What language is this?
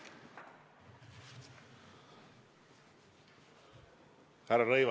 Estonian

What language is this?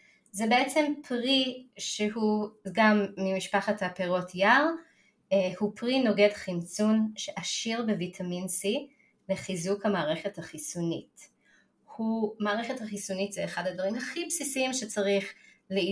Hebrew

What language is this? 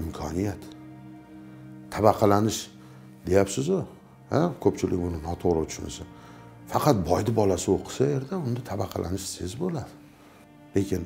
Turkish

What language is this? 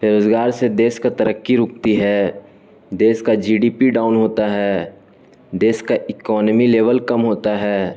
Urdu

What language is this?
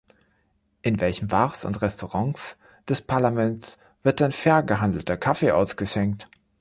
German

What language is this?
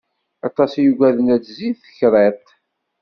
Kabyle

